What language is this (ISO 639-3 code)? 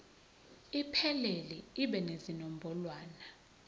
zul